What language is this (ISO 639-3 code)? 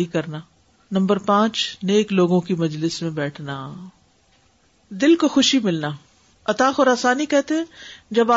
urd